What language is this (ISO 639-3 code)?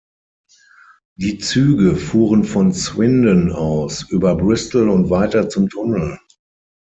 deu